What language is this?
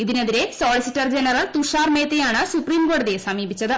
Malayalam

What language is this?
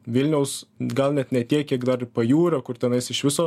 Lithuanian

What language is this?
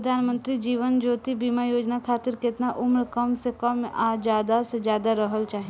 Bhojpuri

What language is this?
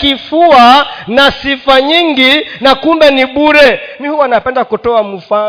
Swahili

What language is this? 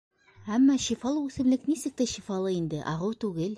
Bashkir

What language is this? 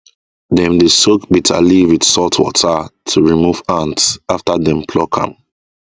Nigerian Pidgin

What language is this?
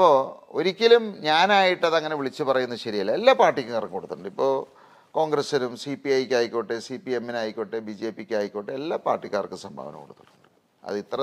Malayalam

